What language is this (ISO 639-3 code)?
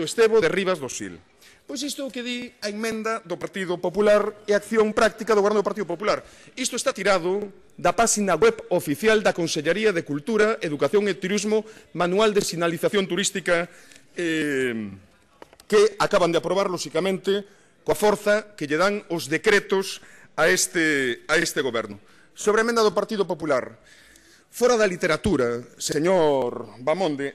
spa